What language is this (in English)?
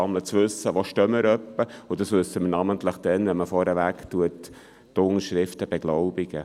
Swiss German